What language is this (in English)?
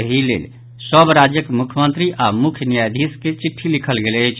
Maithili